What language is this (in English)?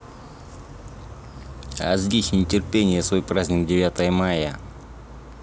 Russian